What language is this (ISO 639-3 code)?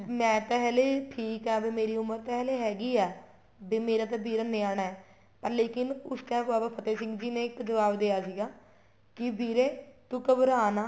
pan